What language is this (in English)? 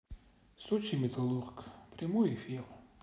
Russian